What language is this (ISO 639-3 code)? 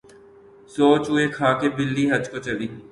urd